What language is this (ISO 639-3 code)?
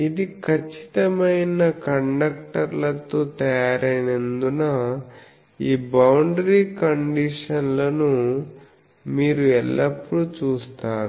tel